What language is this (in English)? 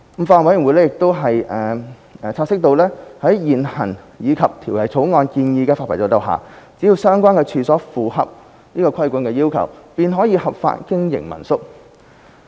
Cantonese